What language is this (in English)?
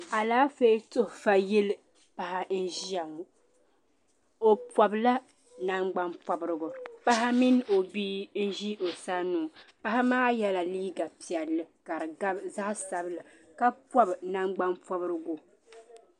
Dagbani